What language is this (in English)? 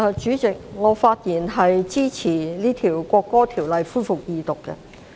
Cantonese